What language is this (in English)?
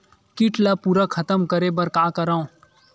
Chhattisgarhi